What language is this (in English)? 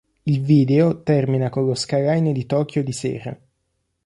Italian